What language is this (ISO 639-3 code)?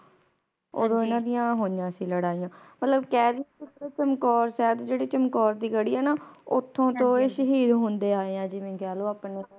pan